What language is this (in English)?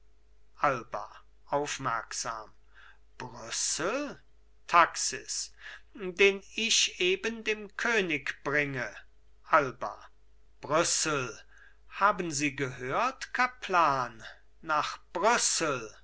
German